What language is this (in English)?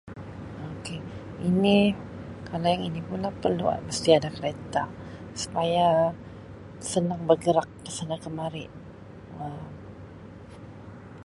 Sabah Malay